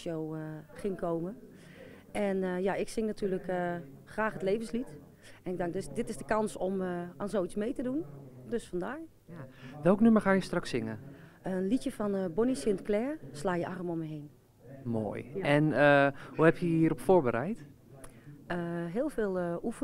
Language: Dutch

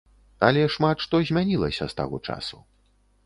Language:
Belarusian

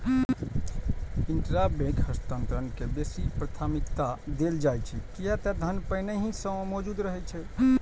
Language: Maithili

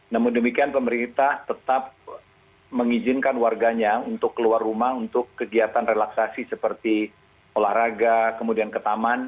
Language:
Indonesian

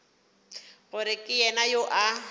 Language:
Northern Sotho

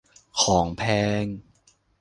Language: Thai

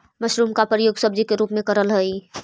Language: Magahi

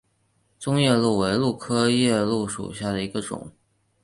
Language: Chinese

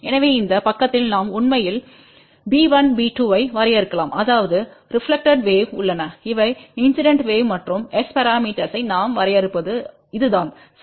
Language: Tamil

